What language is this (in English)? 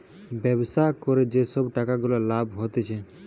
Bangla